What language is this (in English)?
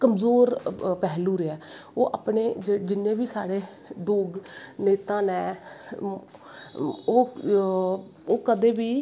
Dogri